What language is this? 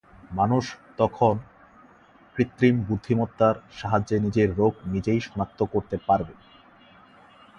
Bangla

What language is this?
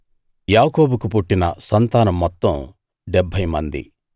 Telugu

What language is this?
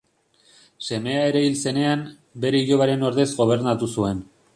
Basque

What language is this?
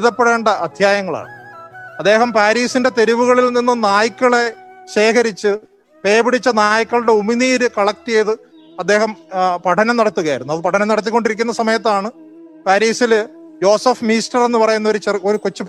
Malayalam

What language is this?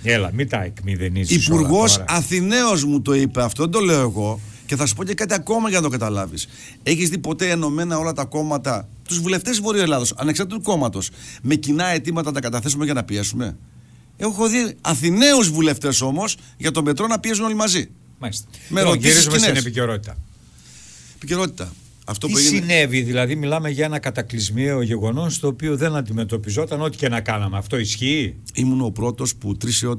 Greek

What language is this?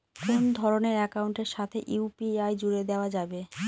Bangla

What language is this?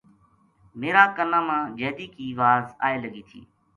Gujari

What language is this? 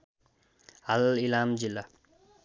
Nepali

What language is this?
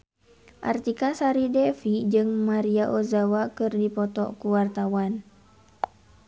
Sundanese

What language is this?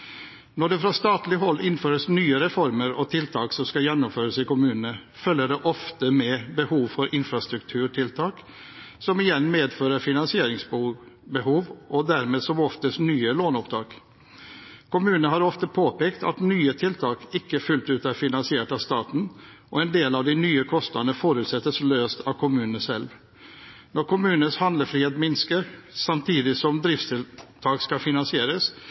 Norwegian Bokmål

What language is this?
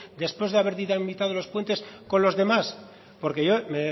Spanish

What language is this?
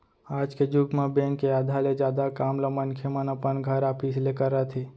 Chhattisgarhi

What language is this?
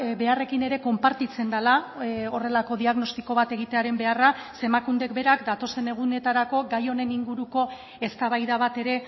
Basque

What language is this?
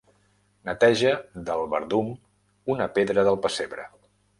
Catalan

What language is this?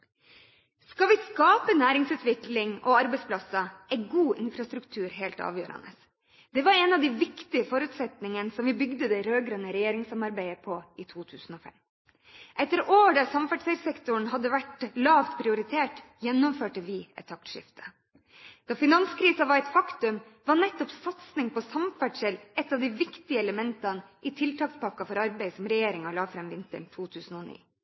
Norwegian Bokmål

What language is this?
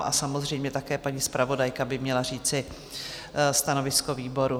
Czech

